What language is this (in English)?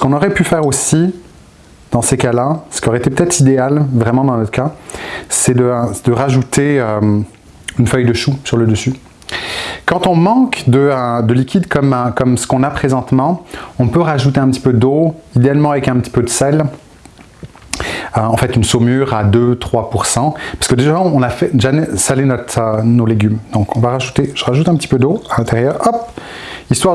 French